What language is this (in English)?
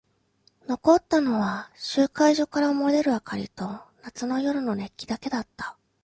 Japanese